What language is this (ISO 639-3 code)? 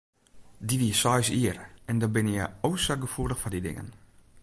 fry